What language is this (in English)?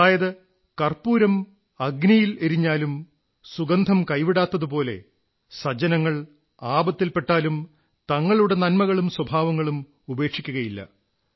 Malayalam